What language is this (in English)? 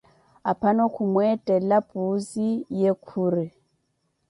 Koti